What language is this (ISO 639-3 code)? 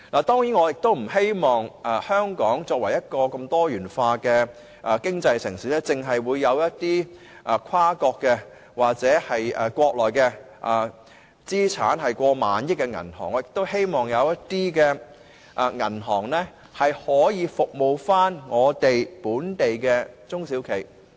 yue